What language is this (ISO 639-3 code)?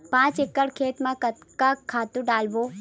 hne